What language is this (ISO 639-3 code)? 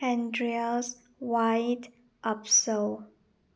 mni